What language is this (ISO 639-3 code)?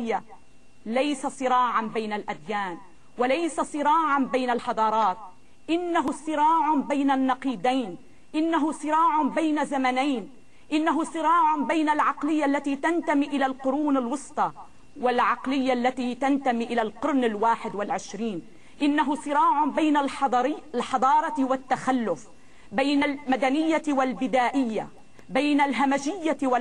ara